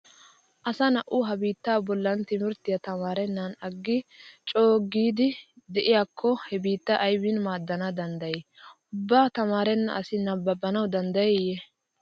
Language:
Wolaytta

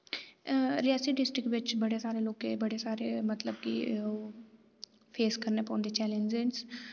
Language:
Dogri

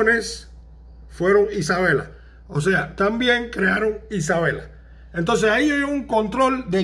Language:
Spanish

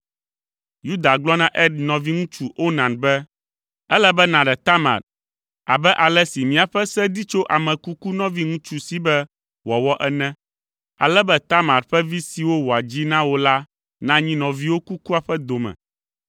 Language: Ewe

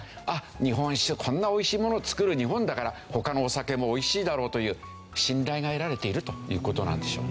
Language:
Japanese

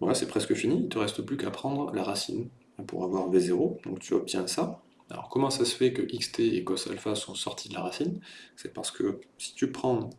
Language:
French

